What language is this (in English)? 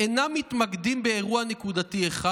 Hebrew